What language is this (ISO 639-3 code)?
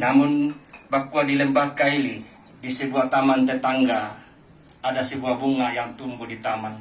ind